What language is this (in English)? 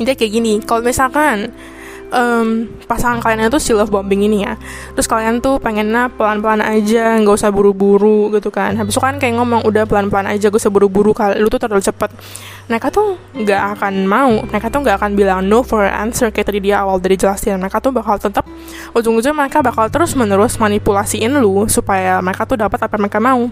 Indonesian